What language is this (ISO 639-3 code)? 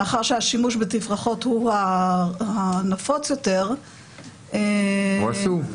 heb